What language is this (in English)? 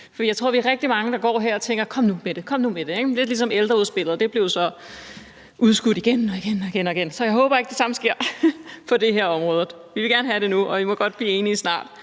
Danish